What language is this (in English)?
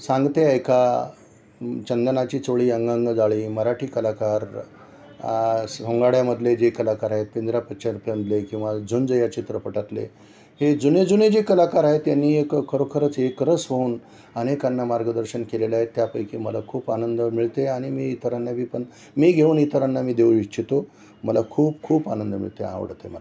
Marathi